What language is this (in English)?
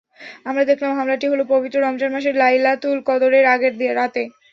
Bangla